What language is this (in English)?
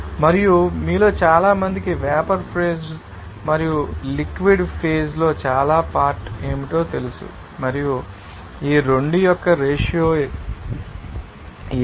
Telugu